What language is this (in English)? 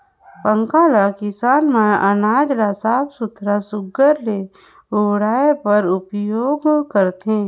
Chhattisgarhi